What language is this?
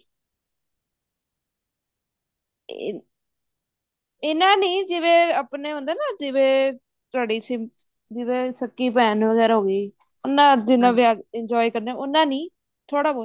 Punjabi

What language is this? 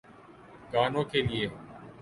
Urdu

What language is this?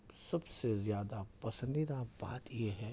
Urdu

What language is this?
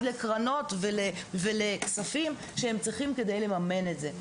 Hebrew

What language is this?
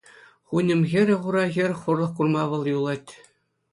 Chuvash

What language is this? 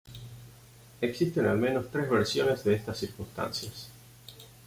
Spanish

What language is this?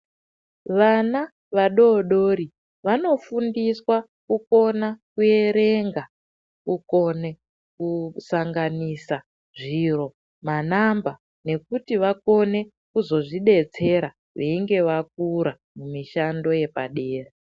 Ndau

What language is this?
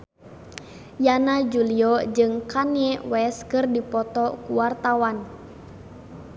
Sundanese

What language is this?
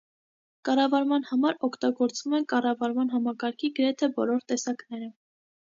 Armenian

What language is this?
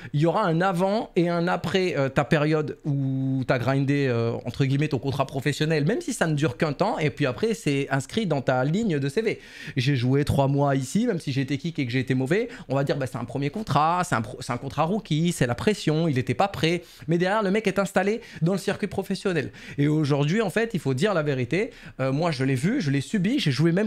French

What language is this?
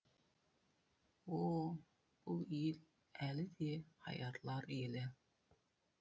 Kazakh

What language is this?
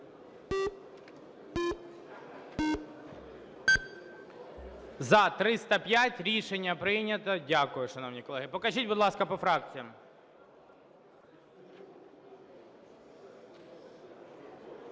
Ukrainian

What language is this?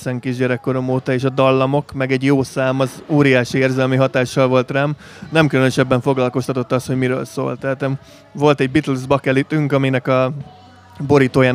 Hungarian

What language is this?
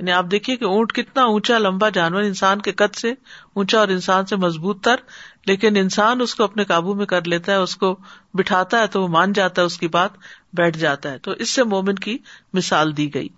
Urdu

